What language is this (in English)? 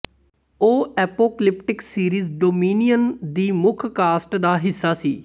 Punjabi